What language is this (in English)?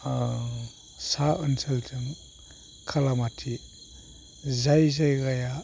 Bodo